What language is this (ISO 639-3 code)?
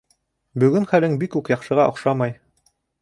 bak